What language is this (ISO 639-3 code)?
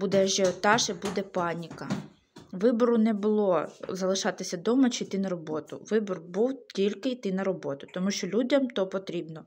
ukr